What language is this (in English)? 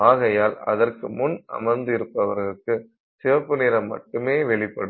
Tamil